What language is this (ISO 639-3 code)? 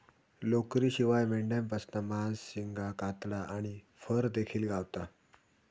mar